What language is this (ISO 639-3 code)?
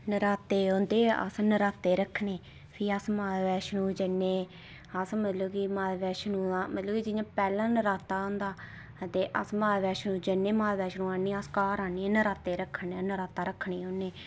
doi